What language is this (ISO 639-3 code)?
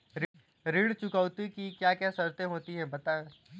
hin